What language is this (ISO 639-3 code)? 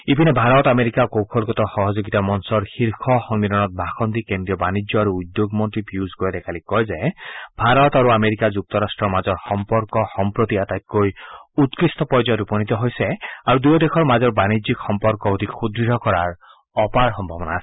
asm